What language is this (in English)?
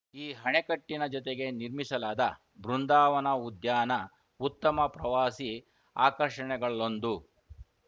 Kannada